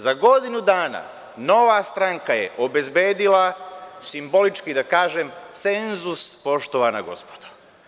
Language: Serbian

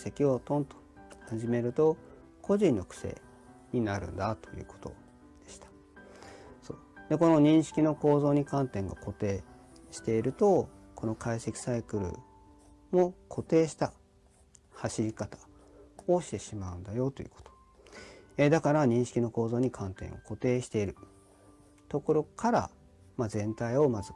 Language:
Japanese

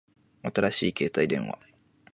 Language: Japanese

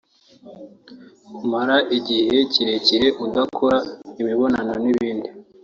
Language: Kinyarwanda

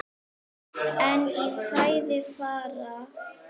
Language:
Icelandic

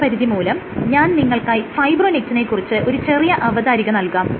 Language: Malayalam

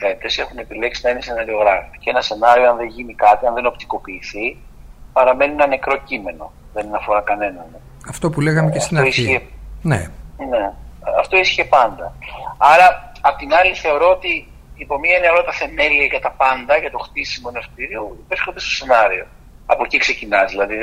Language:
Greek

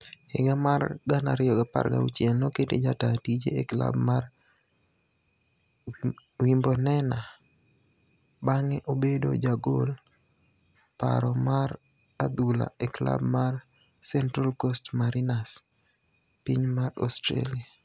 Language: Luo (Kenya and Tanzania)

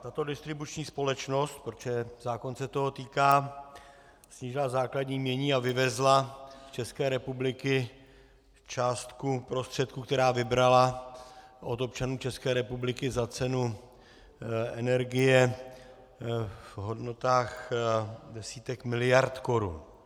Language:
Czech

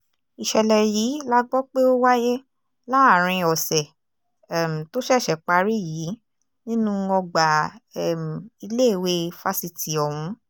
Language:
Yoruba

